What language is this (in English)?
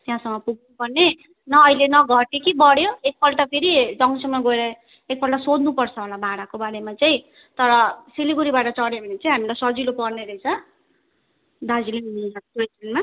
Nepali